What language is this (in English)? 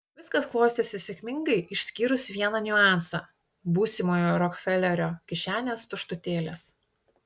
Lithuanian